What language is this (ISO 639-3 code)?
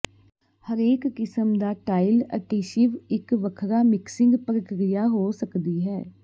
pan